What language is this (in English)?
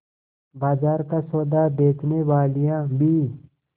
Hindi